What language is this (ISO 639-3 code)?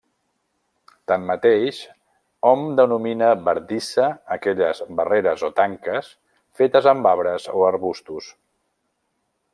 cat